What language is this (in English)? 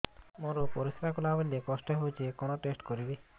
Odia